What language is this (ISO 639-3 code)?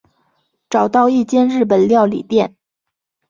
zho